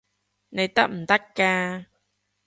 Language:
Cantonese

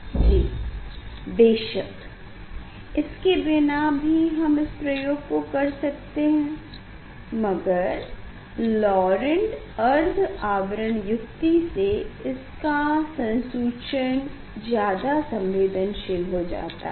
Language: Hindi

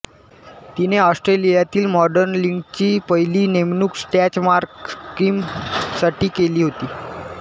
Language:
Marathi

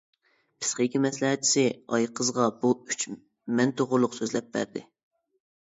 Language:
Uyghur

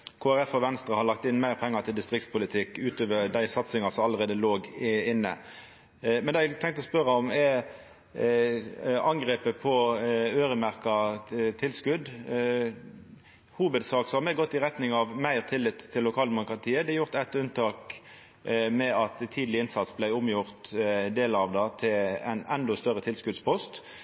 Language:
Norwegian Nynorsk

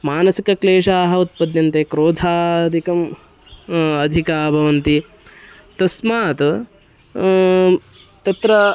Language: Sanskrit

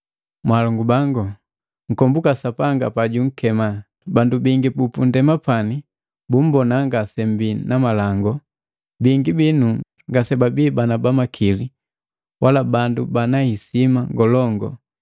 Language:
Matengo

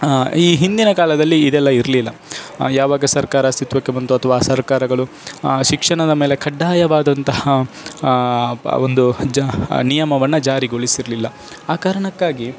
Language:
Kannada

